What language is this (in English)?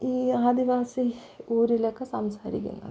Malayalam